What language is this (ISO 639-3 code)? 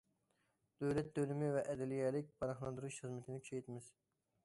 uig